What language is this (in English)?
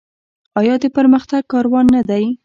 Pashto